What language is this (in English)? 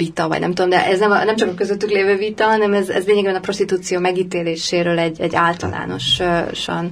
Hungarian